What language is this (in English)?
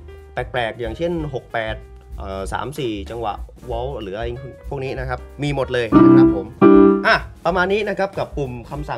Thai